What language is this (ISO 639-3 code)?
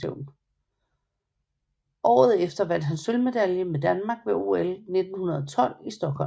dan